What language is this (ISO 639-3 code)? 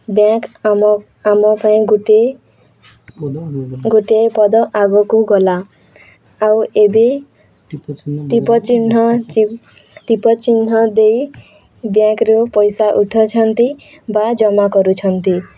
ori